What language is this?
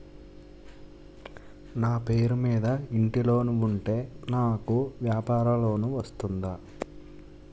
Telugu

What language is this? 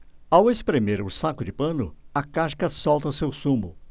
Portuguese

